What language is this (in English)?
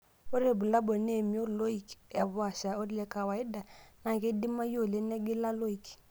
Masai